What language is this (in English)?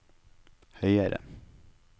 Norwegian